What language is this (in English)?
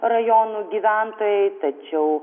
Lithuanian